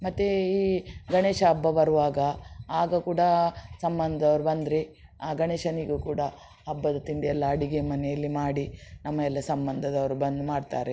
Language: Kannada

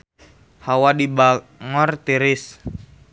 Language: Sundanese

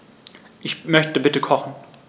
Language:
German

